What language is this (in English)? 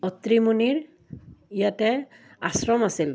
Assamese